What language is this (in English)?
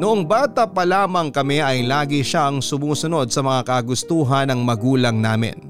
Filipino